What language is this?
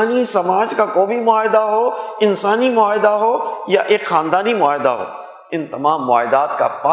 Urdu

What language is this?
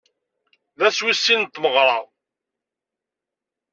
Kabyle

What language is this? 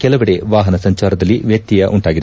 Kannada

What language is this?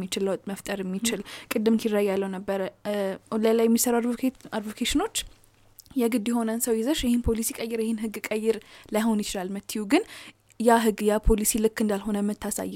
Amharic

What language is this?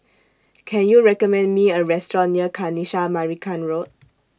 English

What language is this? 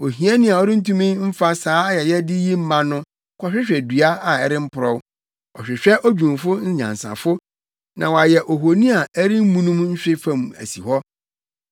Akan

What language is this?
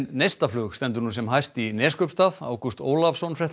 Icelandic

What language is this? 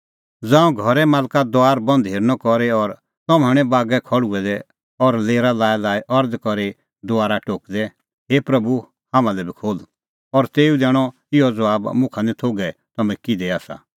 Kullu Pahari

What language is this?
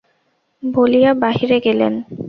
Bangla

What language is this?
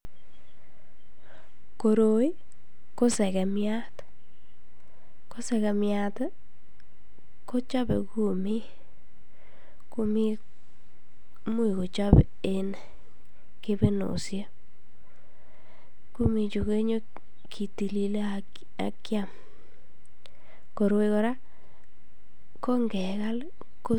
Kalenjin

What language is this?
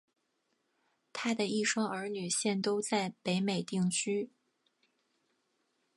Chinese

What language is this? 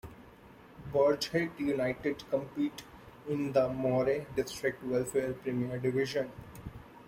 English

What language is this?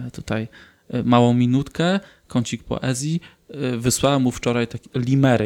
Polish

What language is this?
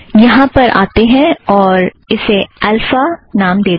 Hindi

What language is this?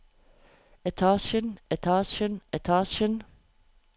Norwegian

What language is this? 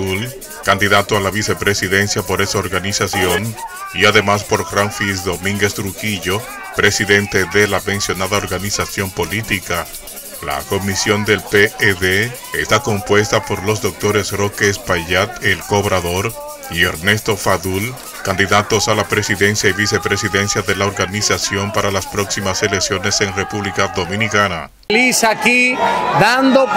Spanish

